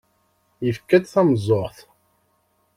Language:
Kabyle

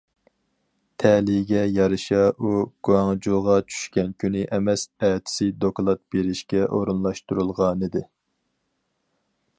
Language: Uyghur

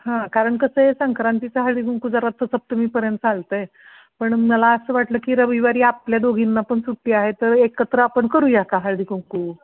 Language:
Marathi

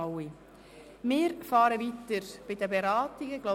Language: Swiss German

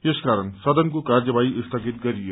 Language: Nepali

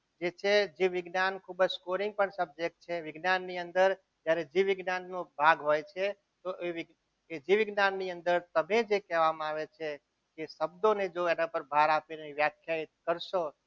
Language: Gujarati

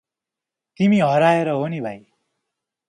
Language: Nepali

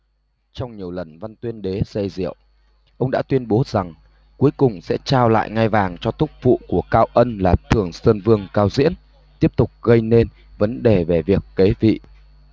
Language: Vietnamese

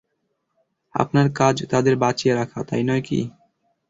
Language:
Bangla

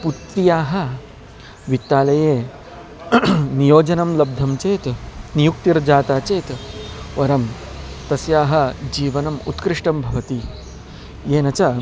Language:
Sanskrit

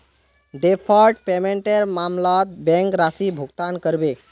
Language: Magahi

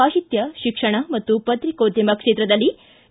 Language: Kannada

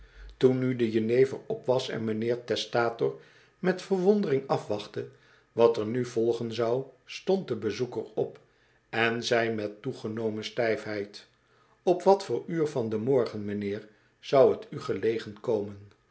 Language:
Dutch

